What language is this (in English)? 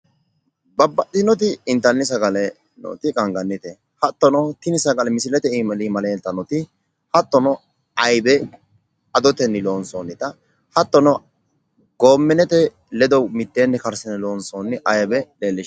Sidamo